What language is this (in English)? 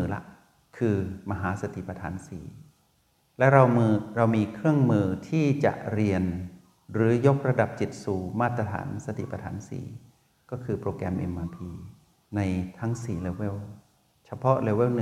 Thai